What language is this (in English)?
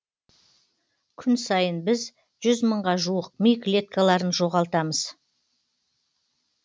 Kazakh